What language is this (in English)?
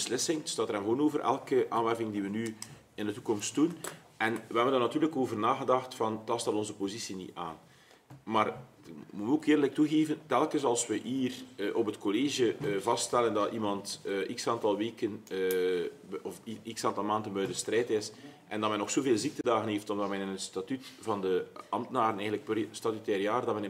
Dutch